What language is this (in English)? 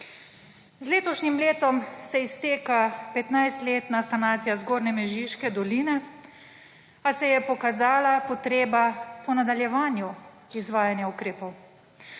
Slovenian